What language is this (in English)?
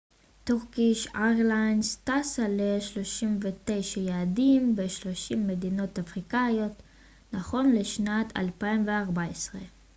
Hebrew